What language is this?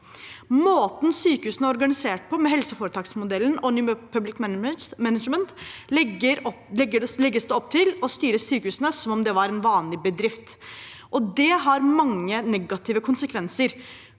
Norwegian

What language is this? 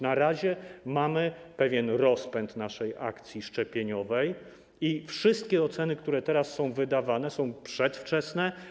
Polish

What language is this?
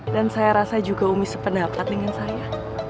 Indonesian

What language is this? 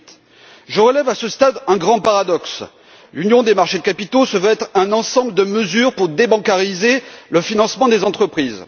French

